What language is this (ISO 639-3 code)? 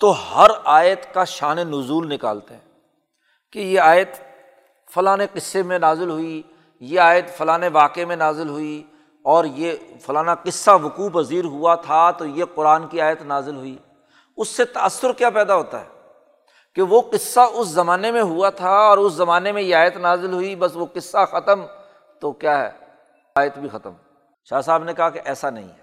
urd